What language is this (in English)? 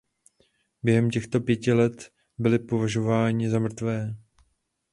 Czech